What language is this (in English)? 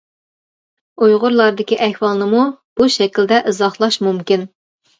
Uyghur